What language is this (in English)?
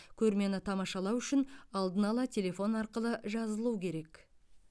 Kazakh